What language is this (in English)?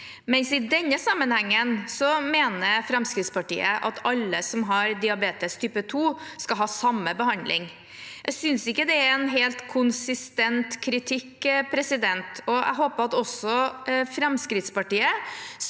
Norwegian